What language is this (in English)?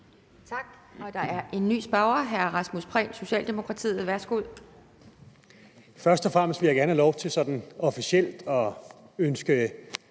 Danish